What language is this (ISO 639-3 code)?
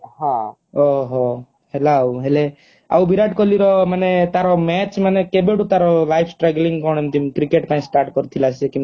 ori